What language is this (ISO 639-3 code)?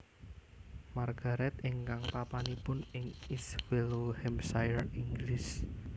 jav